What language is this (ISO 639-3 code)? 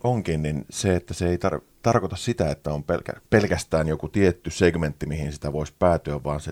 fin